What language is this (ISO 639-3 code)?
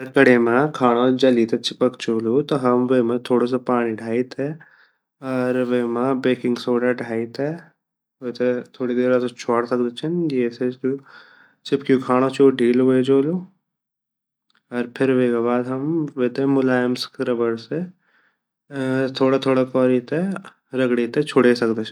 gbm